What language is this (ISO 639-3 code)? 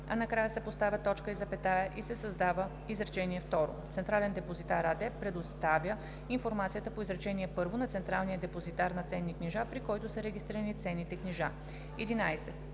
bul